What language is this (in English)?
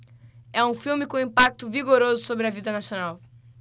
Portuguese